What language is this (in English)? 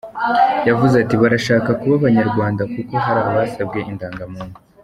Kinyarwanda